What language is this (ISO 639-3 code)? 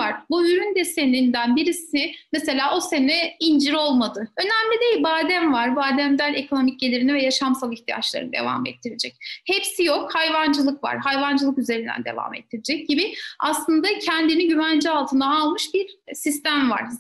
tur